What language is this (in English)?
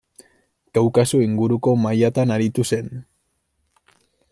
Basque